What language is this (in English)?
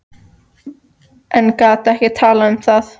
Icelandic